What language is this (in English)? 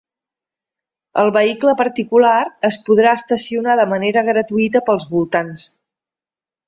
Catalan